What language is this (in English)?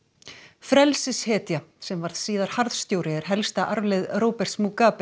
Icelandic